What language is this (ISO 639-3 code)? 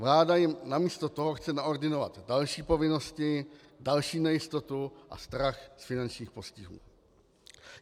ces